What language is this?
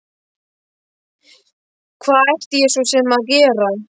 Icelandic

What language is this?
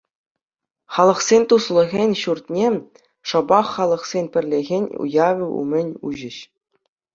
Chuvash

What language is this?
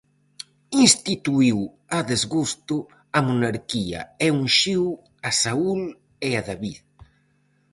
Galician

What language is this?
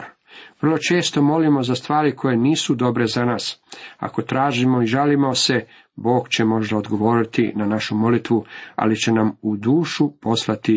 Croatian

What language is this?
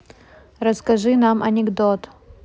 Russian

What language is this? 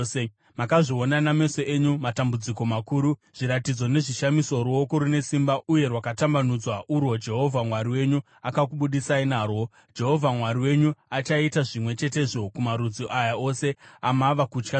Shona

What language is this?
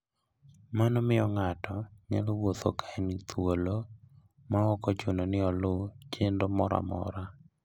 Luo (Kenya and Tanzania)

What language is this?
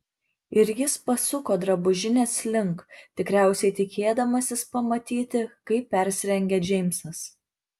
Lithuanian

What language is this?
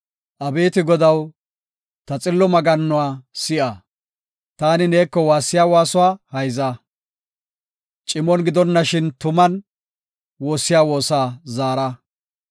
Gofa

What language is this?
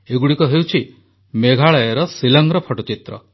Odia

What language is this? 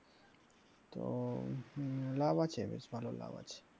Bangla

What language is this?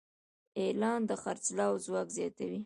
Pashto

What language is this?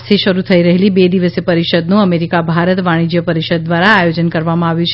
Gujarati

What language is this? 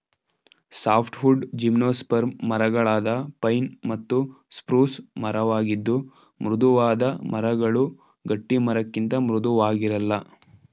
Kannada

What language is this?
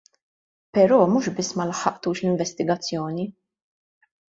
Maltese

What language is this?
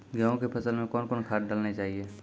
Maithili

